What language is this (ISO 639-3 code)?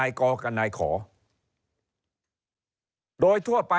tha